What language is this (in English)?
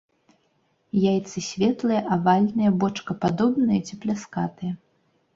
Belarusian